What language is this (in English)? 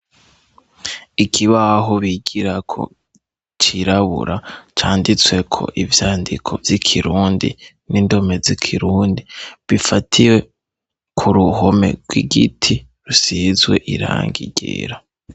Rundi